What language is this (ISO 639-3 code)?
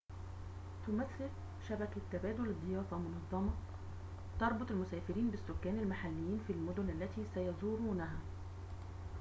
ara